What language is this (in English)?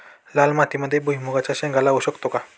Marathi